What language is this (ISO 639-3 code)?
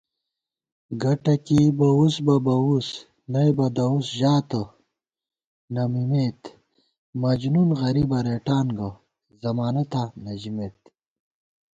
gwt